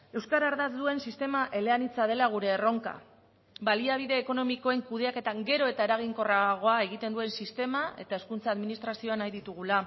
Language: Basque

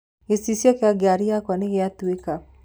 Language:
Kikuyu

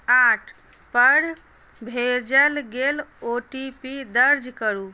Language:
Maithili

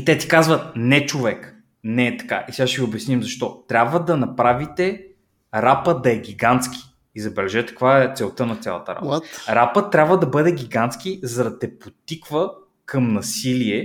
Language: Bulgarian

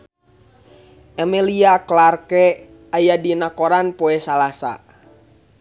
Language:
Sundanese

